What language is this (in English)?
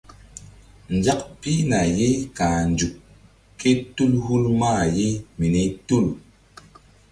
Mbum